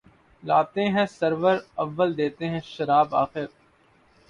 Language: Urdu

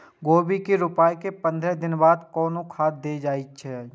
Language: Maithili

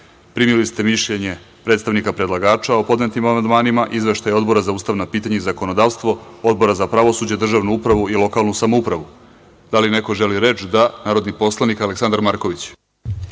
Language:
Serbian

